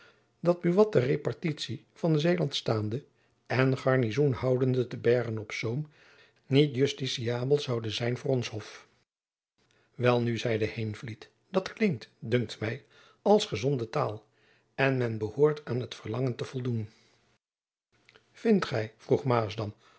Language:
Dutch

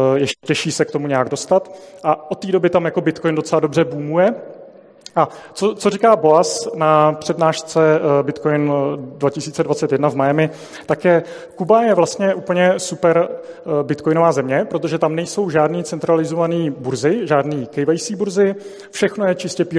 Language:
Czech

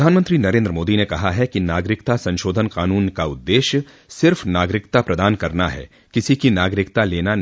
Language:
Hindi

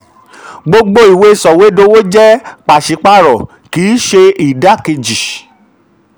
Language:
Yoruba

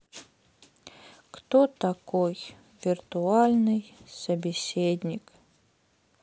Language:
Russian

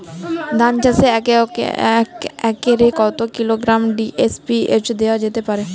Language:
Bangla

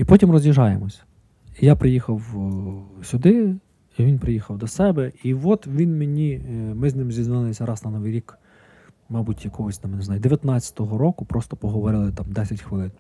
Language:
Ukrainian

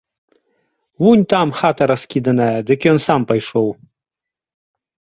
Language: Belarusian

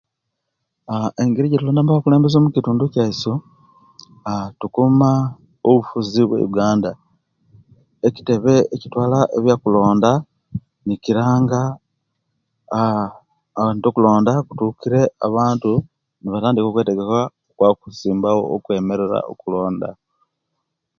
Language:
Kenyi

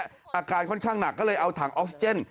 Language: Thai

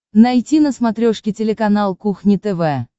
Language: Russian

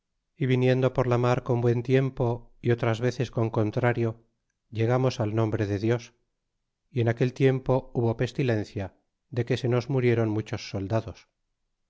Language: Spanish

